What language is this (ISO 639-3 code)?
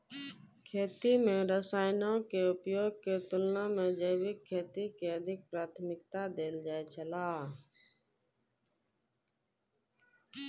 mai